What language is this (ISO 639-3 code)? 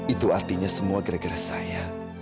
ind